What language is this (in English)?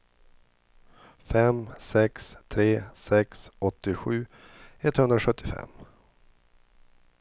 Swedish